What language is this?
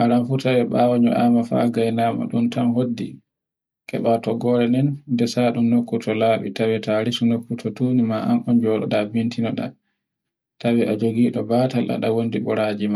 Borgu Fulfulde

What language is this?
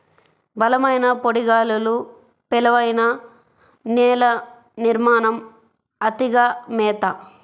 Telugu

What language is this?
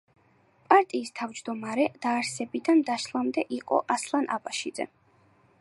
Georgian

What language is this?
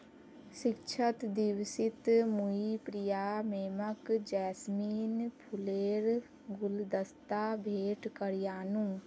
Magahi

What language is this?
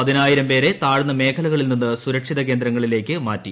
Malayalam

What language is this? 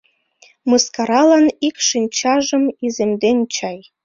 Mari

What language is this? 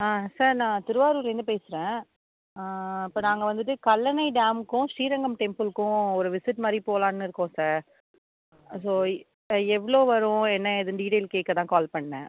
Tamil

